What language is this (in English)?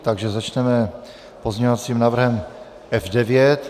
Czech